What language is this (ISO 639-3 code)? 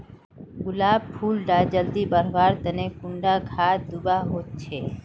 mag